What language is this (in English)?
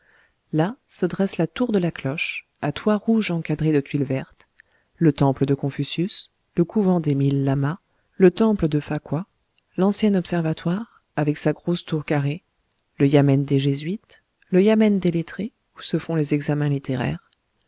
French